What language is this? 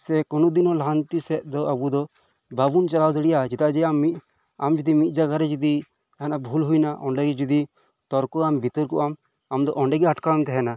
Santali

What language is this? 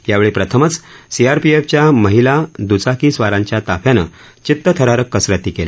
Marathi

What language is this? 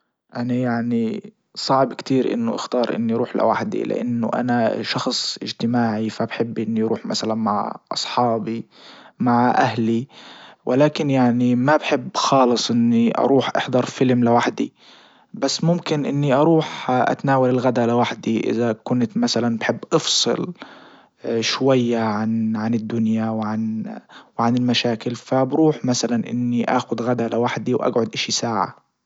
Libyan Arabic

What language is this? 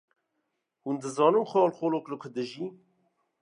Kurdish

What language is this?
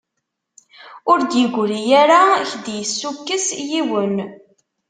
Kabyle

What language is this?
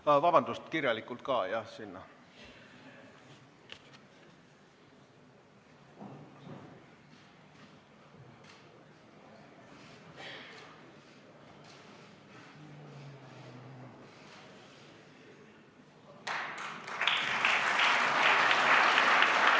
Estonian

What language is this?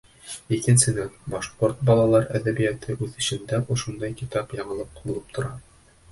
Bashkir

